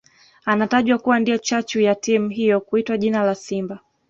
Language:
Swahili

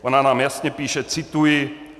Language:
Czech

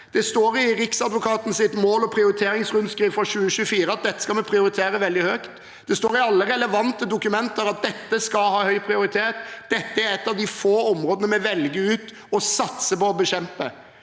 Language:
Norwegian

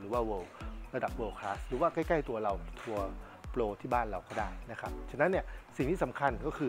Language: Thai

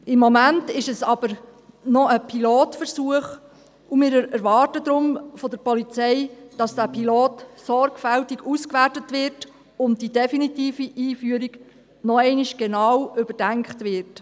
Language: Swiss German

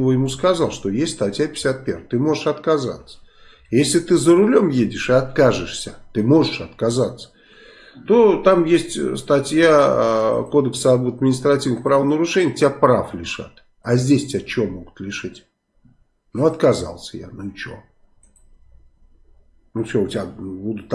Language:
Russian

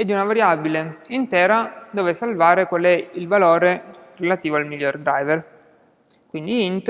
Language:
Italian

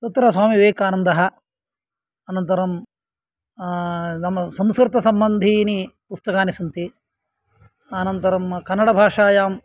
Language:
Sanskrit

